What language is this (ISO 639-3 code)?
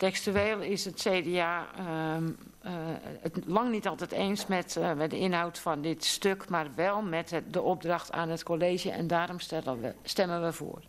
nld